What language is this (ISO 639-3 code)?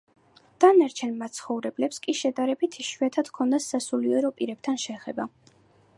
kat